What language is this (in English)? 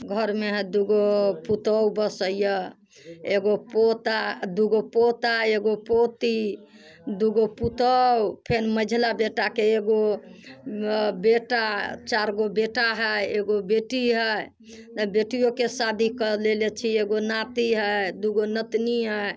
Maithili